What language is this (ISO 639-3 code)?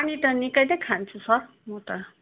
nep